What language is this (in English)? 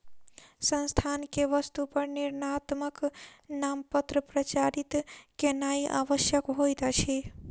Maithili